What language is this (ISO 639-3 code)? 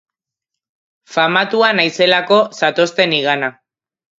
eus